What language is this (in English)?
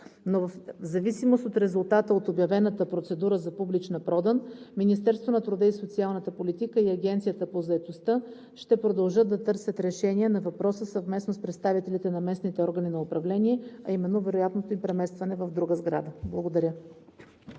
Bulgarian